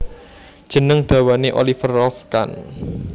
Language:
Javanese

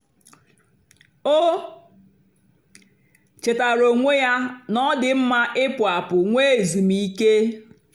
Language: Igbo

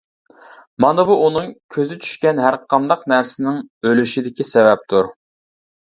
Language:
Uyghur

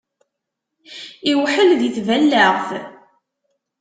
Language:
Kabyle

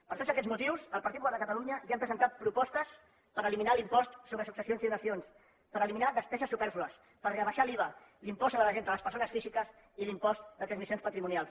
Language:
Catalan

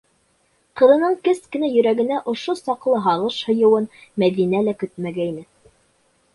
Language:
Bashkir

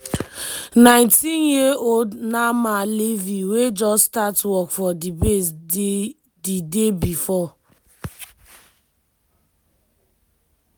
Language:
Nigerian Pidgin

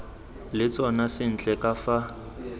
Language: Tswana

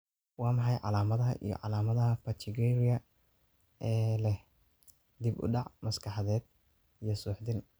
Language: Somali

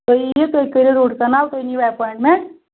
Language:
Kashmiri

